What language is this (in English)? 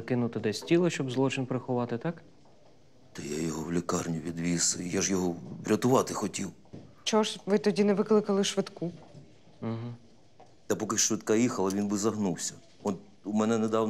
Ukrainian